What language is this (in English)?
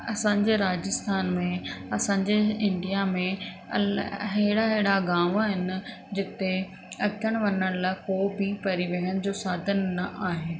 Sindhi